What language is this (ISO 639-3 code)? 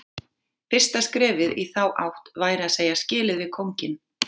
isl